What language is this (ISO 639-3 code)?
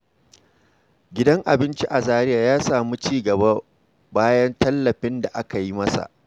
hau